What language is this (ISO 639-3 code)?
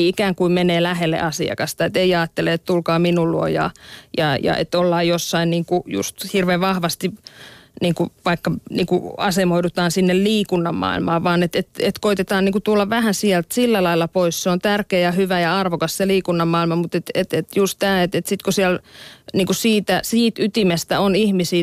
fin